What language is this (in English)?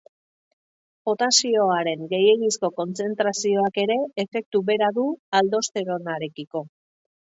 Basque